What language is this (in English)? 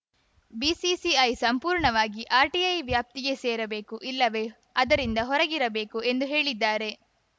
Kannada